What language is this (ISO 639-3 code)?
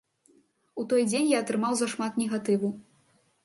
bel